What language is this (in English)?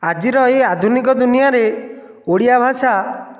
Odia